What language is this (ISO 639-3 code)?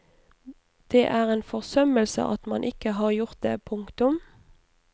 nor